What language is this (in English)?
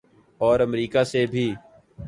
Urdu